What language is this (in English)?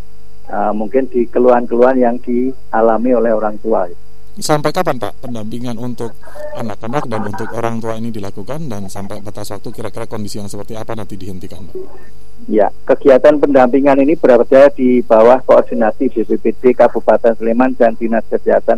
Indonesian